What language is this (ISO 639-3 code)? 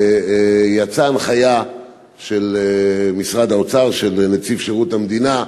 heb